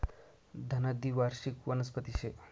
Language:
Marathi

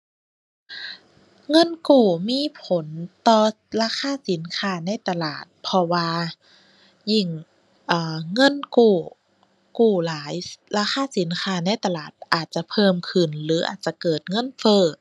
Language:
Thai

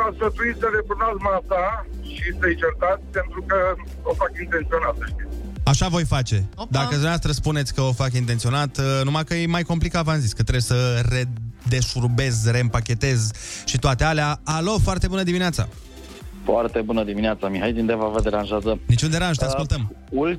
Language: Romanian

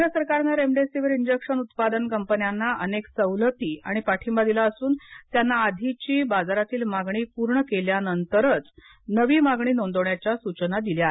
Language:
Marathi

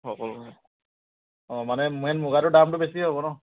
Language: Assamese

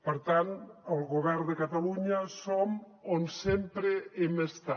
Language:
Catalan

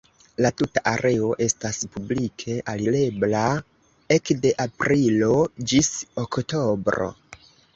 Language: Esperanto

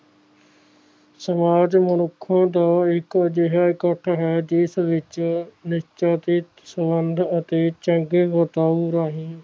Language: Punjabi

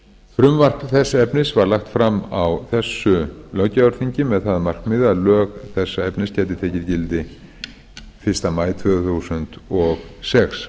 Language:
Icelandic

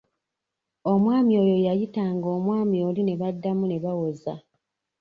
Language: Ganda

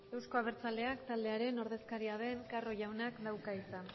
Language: Basque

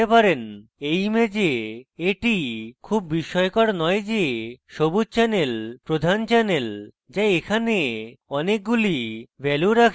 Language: Bangla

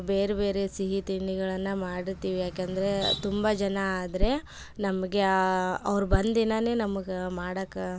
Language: Kannada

